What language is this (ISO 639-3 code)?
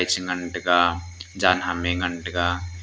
nnp